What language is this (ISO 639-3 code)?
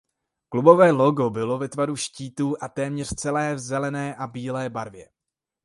ces